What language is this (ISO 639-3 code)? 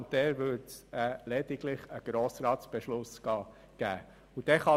gsw